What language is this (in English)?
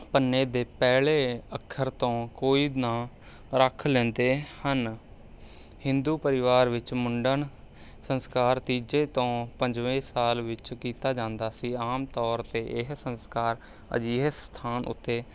Punjabi